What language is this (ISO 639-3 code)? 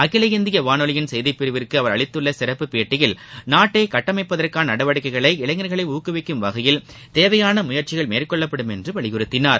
tam